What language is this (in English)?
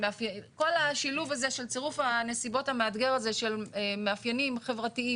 Hebrew